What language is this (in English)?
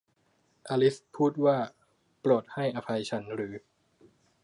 Thai